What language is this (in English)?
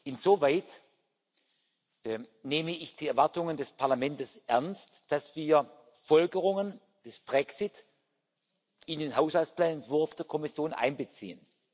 German